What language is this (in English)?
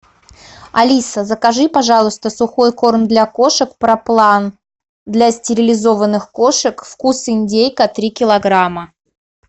Russian